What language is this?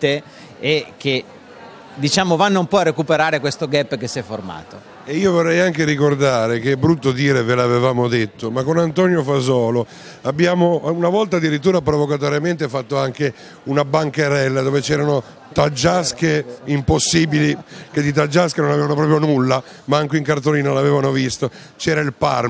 Italian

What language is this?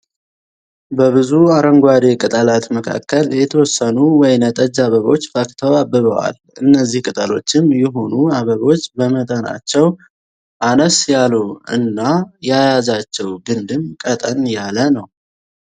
Amharic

